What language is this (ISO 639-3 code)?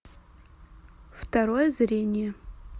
rus